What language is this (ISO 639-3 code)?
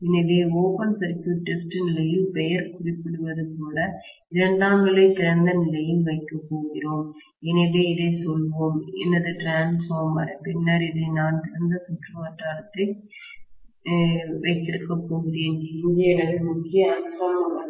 tam